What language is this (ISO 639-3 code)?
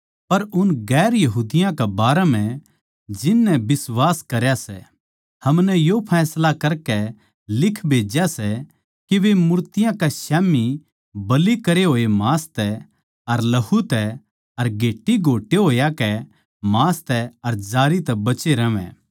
bgc